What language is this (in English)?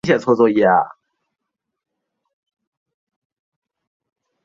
Chinese